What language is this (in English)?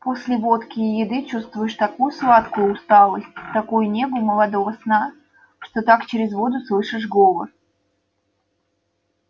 Russian